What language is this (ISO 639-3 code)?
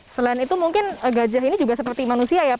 ind